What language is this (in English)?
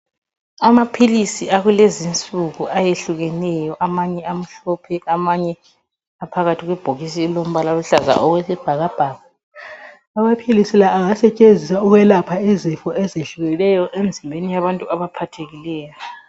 North Ndebele